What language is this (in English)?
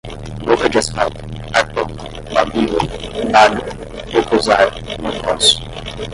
Portuguese